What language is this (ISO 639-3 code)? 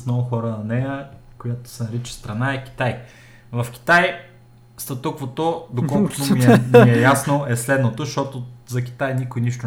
bul